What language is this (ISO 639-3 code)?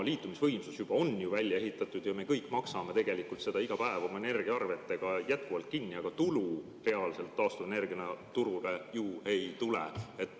est